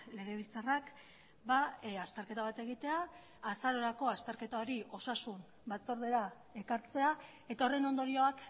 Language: Basque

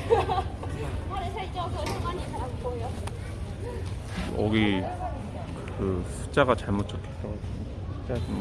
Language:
Korean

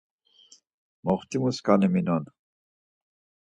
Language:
Laz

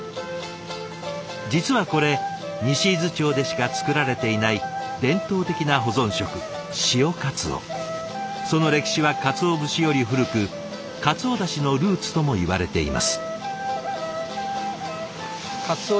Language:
Japanese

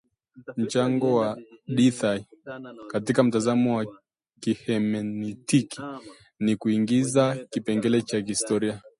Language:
Swahili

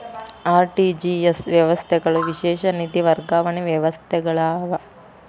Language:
Kannada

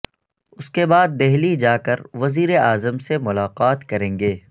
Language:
Urdu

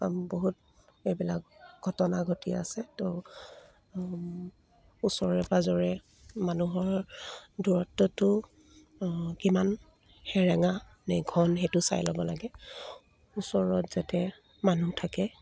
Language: Assamese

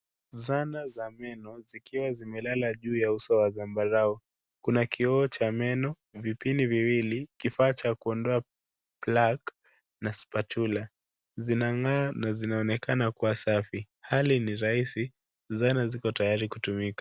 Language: Swahili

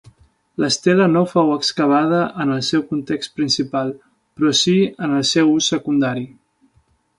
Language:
Catalan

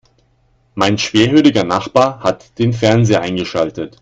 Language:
German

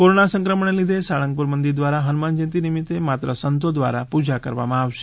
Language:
Gujarati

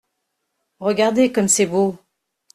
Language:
French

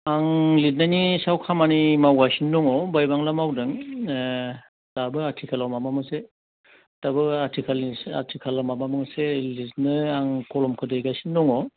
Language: Bodo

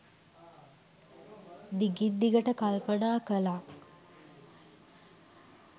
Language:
Sinhala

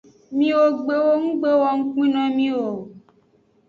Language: Aja (Benin)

